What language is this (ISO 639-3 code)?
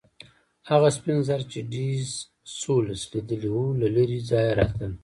pus